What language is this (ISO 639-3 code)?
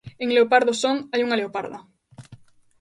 glg